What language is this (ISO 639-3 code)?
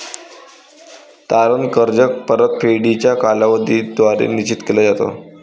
mar